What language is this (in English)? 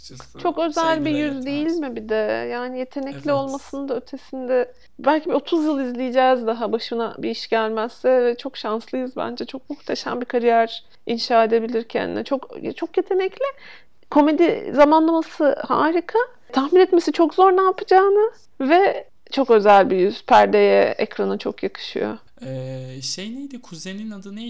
Turkish